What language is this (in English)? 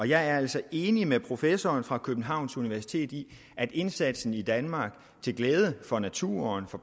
Danish